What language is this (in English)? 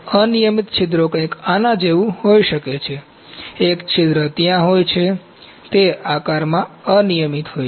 Gujarati